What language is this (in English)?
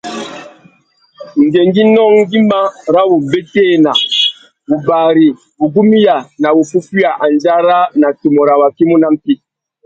Tuki